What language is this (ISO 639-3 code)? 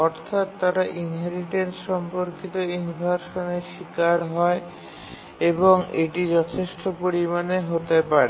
ben